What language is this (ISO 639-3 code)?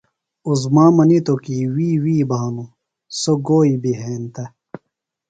phl